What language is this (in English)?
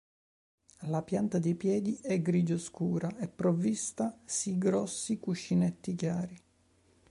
Italian